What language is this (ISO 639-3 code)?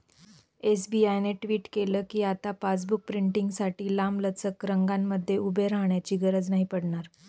mar